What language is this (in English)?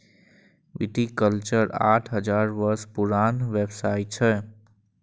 Maithili